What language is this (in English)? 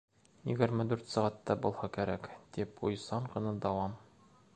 Bashkir